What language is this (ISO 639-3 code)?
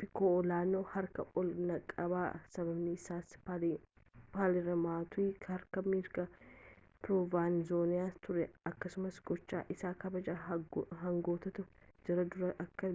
orm